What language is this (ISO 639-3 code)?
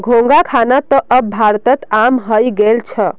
mag